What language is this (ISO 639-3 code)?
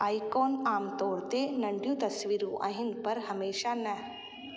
snd